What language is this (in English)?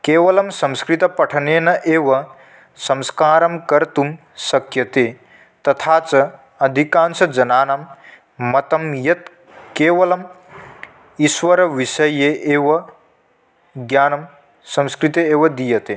Sanskrit